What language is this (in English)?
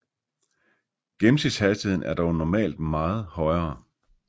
Danish